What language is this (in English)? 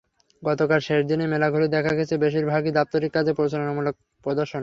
Bangla